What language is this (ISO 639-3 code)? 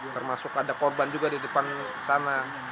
ind